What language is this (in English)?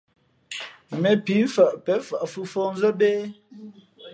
Fe'fe'